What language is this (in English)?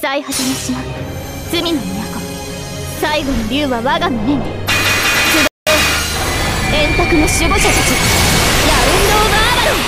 Japanese